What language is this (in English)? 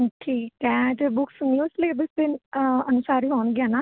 Punjabi